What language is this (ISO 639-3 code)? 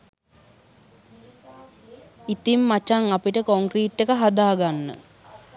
sin